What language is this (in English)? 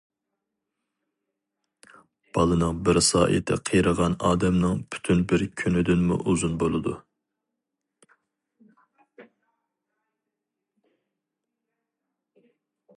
Uyghur